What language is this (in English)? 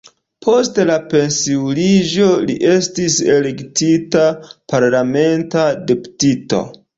Esperanto